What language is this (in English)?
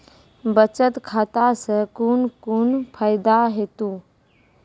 Maithili